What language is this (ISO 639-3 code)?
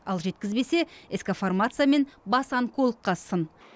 kaz